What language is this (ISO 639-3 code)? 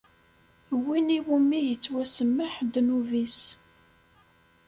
kab